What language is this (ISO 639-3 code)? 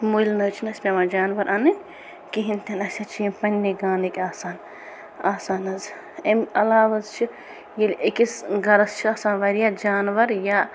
kas